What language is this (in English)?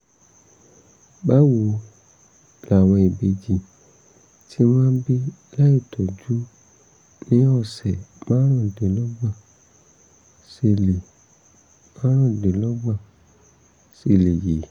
Yoruba